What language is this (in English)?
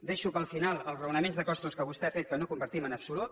Catalan